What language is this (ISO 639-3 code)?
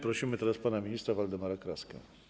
pol